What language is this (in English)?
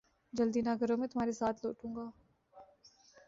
Urdu